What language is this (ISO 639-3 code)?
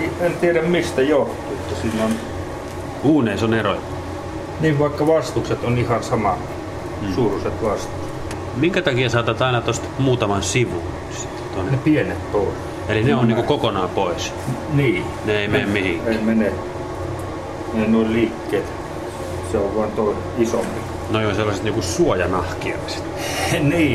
fin